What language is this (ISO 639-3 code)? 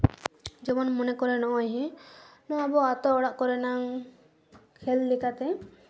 sat